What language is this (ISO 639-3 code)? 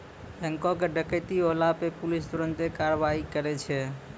mai